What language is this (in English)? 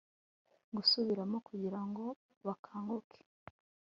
Kinyarwanda